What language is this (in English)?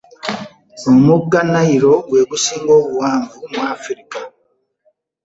Ganda